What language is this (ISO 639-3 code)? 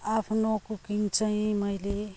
nep